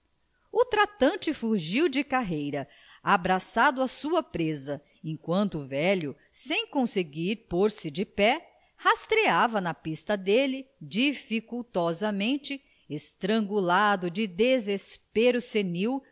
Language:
Portuguese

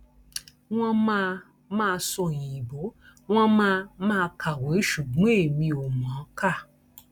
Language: Yoruba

